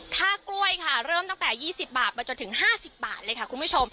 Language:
Thai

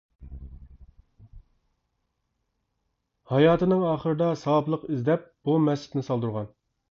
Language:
Uyghur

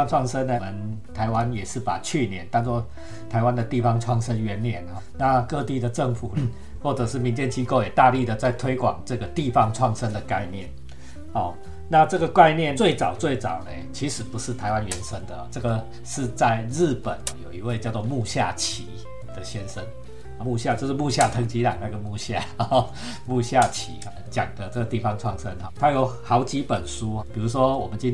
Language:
Chinese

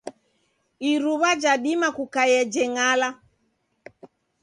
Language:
Taita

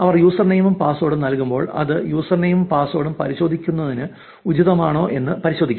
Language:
Malayalam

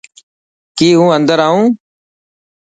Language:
Dhatki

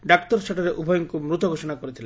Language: Odia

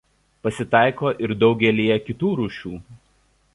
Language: Lithuanian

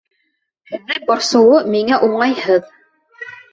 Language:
Bashkir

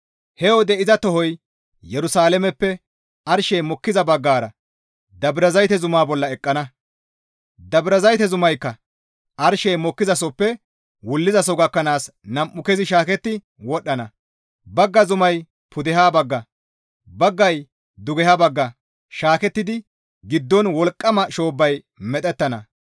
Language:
Gamo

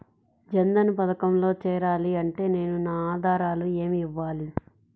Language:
Telugu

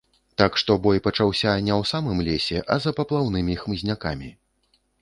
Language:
Belarusian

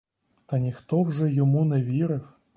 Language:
Ukrainian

